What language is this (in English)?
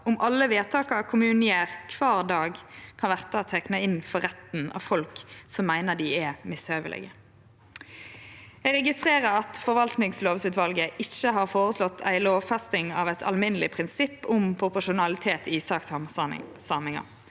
Norwegian